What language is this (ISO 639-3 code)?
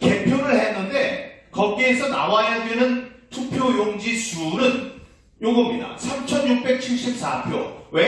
kor